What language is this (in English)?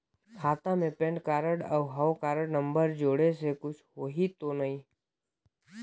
Chhattisgarhi